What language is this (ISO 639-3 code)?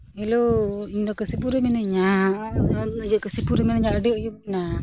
sat